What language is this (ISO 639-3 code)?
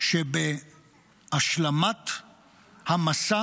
heb